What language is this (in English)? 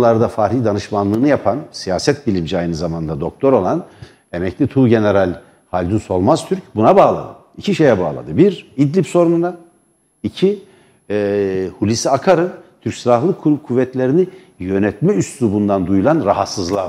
Turkish